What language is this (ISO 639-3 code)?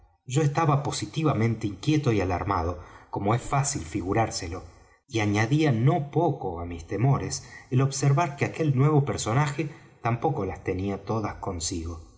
spa